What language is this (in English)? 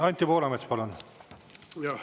Estonian